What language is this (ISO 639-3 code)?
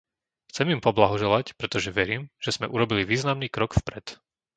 slk